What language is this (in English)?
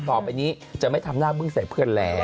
Thai